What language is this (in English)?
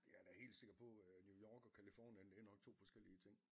Danish